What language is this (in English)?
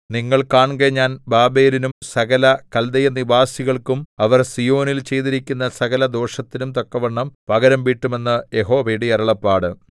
Malayalam